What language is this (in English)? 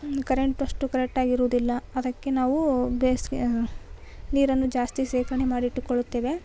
Kannada